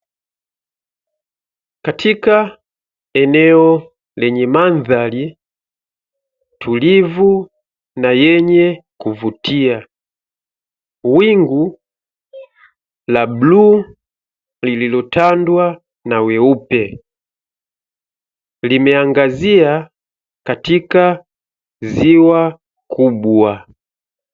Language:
Swahili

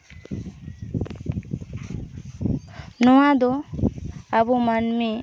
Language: Santali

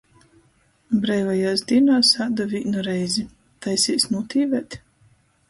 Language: Latgalian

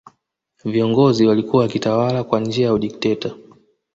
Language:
Swahili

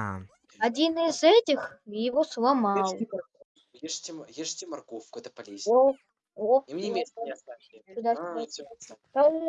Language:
Russian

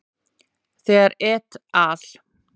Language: Icelandic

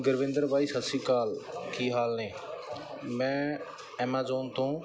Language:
Punjabi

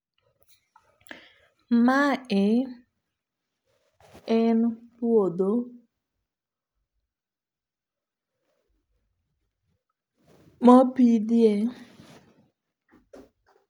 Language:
Luo (Kenya and Tanzania)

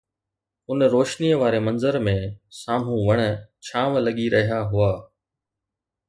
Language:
Sindhi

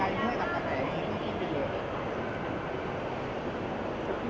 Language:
Thai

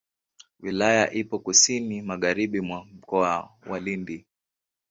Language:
Swahili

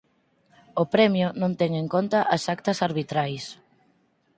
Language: Galician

